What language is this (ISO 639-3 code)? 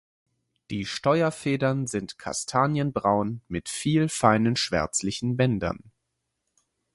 deu